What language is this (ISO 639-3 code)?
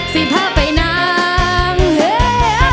tha